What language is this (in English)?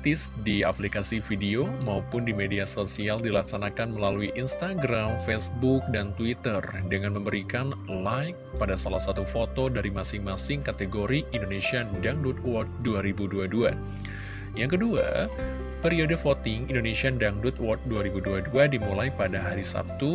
Indonesian